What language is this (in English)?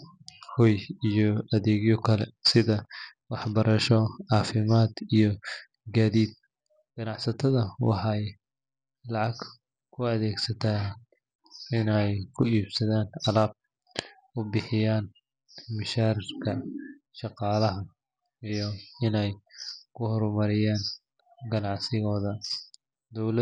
Somali